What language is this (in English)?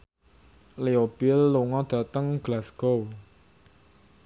Javanese